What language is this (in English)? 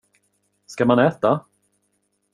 Swedish